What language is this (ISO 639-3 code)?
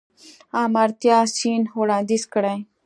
pus